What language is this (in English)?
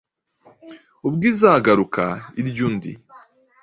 Kinyarwanda